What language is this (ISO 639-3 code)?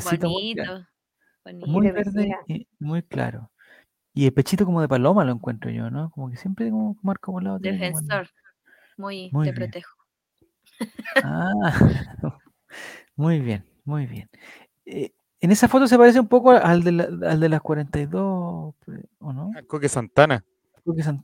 spa